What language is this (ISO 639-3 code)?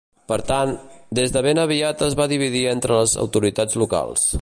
cat